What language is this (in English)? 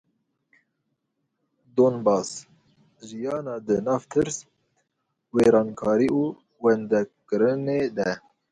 Kurdish